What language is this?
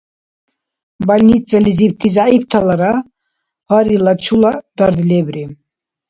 Dargwa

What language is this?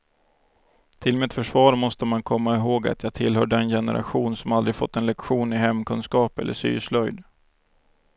Swedish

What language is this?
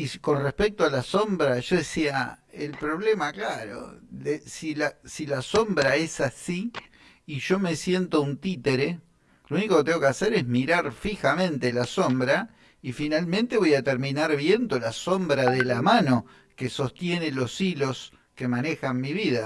Spanish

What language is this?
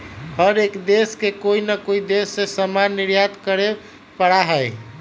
Magahi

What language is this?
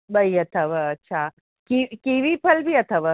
Sindhi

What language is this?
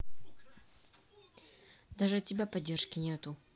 Russian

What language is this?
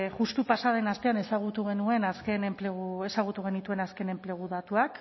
Basque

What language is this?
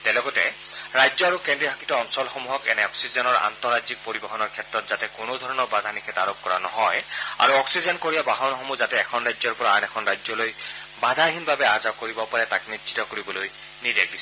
Assamese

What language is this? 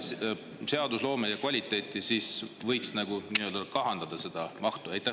Estonian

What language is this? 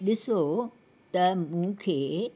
Sindhi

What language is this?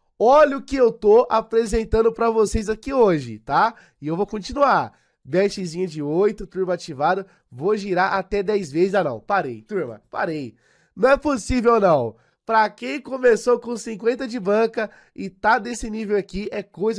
Portuguese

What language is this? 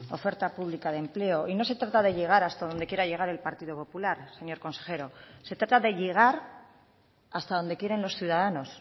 Spanish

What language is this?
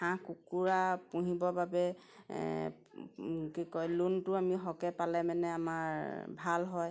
Assamese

